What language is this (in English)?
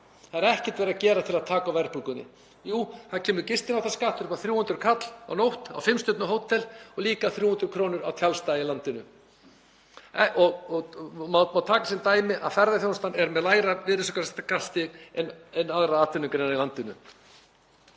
Icelandic